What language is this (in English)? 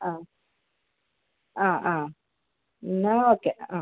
Malayalam